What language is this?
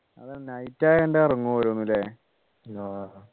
Malayalam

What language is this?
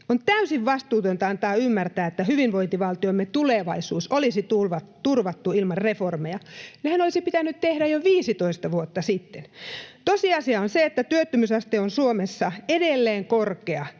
Finnish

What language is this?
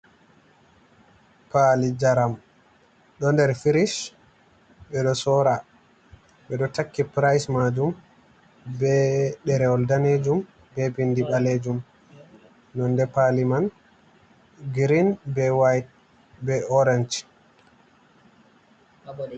Fula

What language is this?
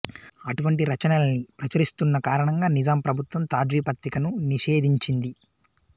Telugu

